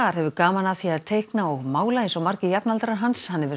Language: Icelandic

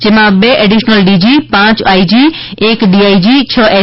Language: Gujarati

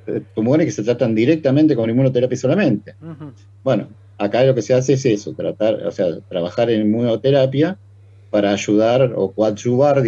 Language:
Spanish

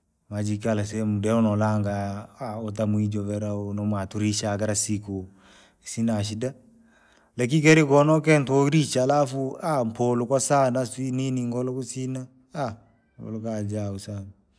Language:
Langi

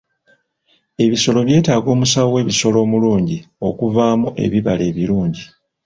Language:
Ganda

